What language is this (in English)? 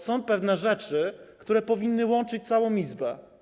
Polish